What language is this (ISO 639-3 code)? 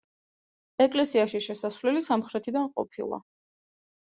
kat